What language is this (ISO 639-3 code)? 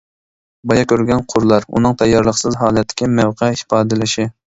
uig